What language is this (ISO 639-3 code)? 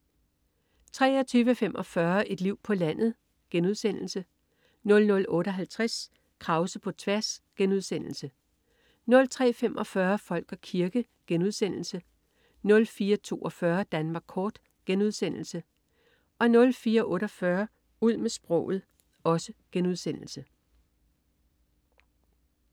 dan